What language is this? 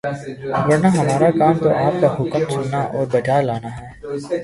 Urdu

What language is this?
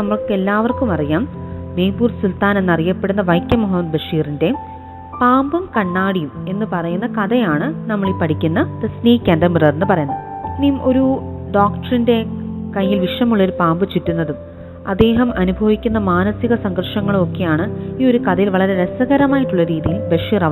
Malayalam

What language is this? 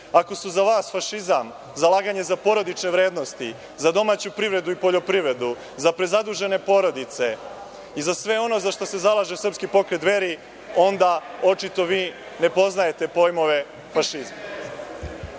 Serbian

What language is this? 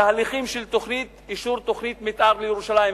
Hebrew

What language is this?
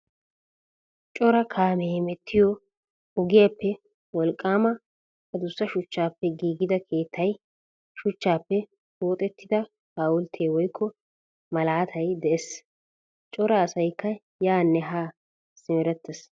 Wolaytta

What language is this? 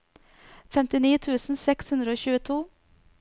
Norwegian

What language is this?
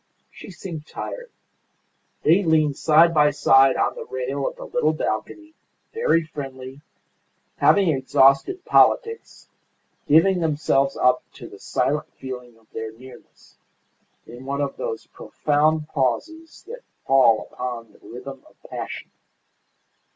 English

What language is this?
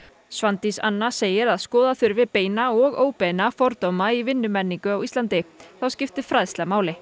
Icelandic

